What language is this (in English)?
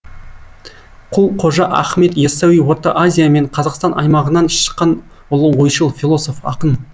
Kazakh